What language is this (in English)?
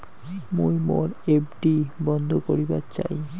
Bangla